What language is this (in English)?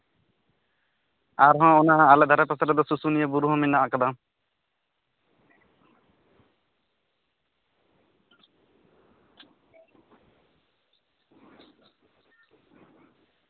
Santali